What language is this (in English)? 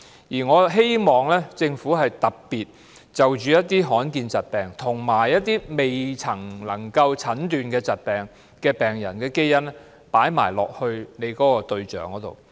Cantonese